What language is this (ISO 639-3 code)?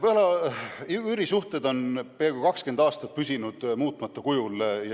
est